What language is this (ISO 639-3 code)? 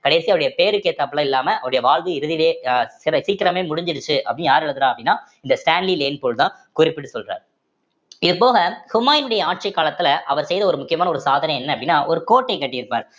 tam